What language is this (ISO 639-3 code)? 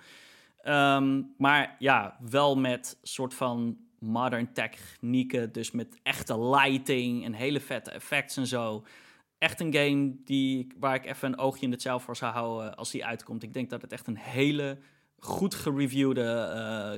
nld